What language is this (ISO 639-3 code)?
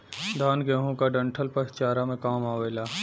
bho